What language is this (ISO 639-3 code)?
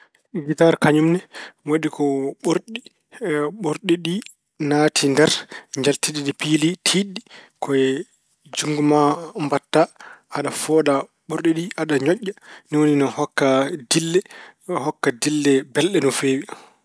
ful